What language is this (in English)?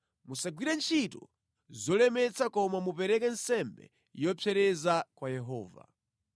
Nyanja